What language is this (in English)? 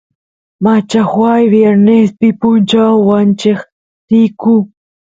Santiago del Estero Quichua